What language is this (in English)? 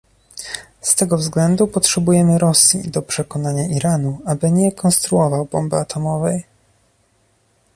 Polish